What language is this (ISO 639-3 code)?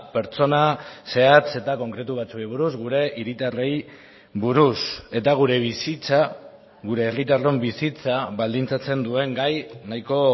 eus